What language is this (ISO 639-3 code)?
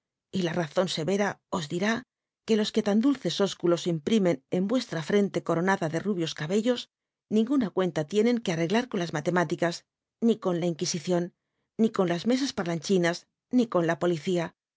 spa